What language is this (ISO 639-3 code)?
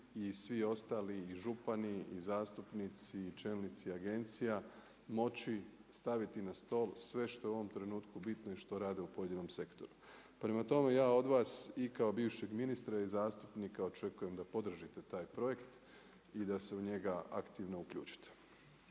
hrv